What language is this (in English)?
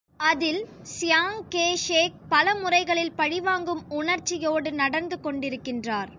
Tamil